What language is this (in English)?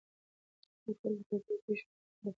Pashto